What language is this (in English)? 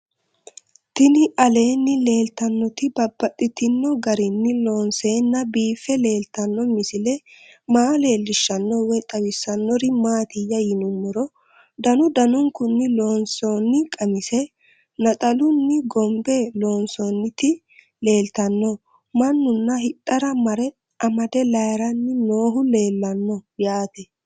Sidamo